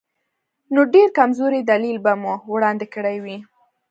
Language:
Pashto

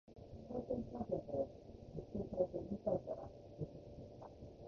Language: Japanese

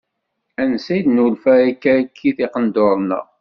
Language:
Kabyle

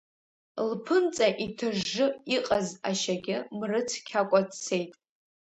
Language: Abkhazian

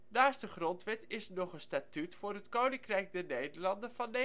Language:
Dutch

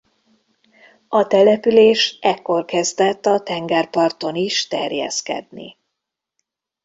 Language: Hungarian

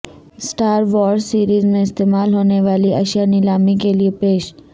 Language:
Urdu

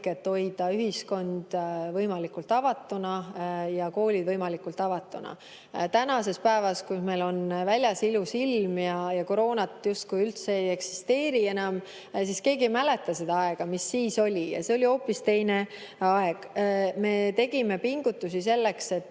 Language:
Estonian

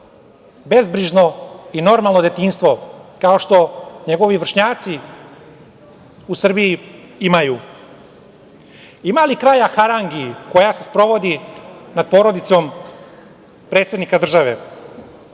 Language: Serbian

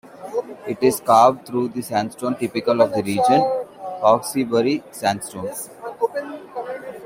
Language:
English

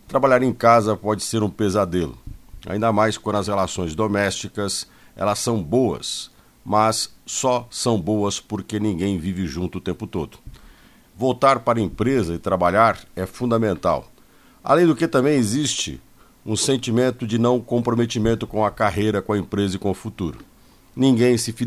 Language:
Portuguese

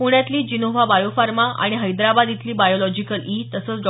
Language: Marathi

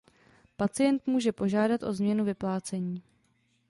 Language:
Czech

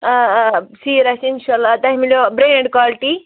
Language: Kashmiri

